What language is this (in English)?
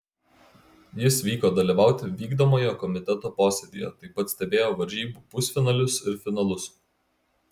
Lithuanian